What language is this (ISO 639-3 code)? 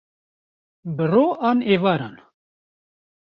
kur